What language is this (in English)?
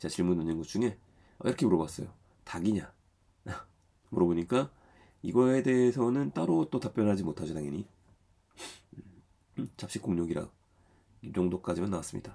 Korean